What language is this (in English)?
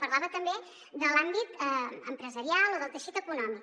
Catalan